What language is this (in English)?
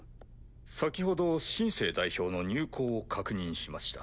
Japanese